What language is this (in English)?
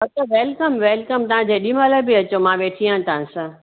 Sindhi